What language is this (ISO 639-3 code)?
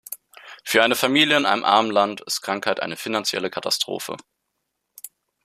deu